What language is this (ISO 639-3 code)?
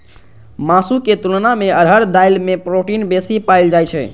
mai